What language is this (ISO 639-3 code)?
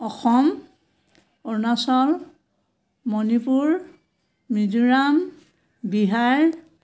asm